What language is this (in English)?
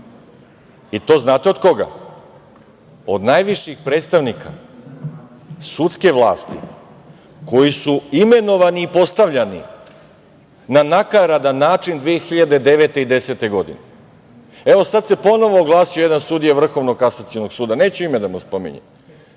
Serbian